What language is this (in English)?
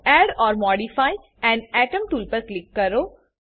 Gujarati